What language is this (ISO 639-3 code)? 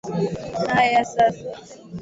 swa